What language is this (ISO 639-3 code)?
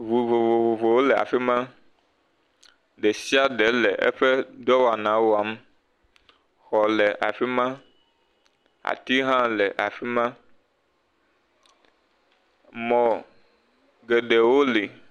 ewe